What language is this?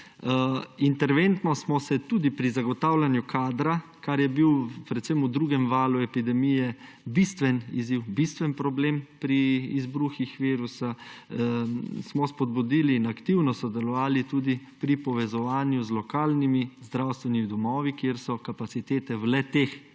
Slovenian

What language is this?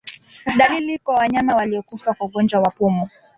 Swahili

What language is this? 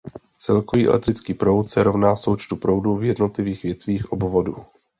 Czech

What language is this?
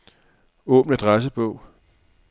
Danish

